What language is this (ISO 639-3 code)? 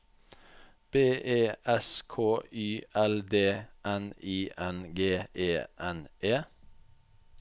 nor